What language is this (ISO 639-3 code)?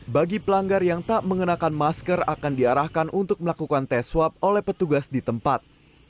ind